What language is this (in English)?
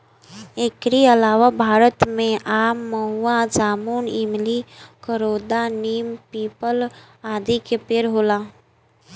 Bhojpuri